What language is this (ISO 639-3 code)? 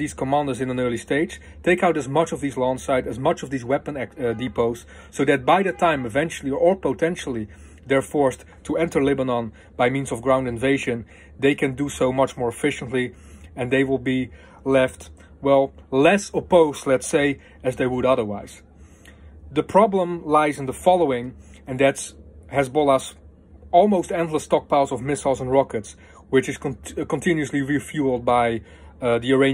eng